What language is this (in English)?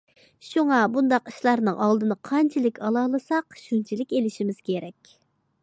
Uyghur